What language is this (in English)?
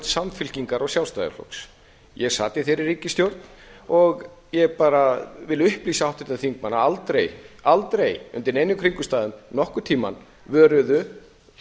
Icelandic